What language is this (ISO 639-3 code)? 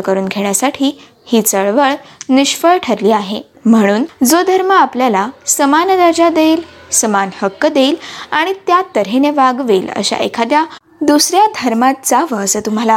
mar